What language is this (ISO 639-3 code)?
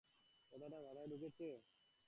ben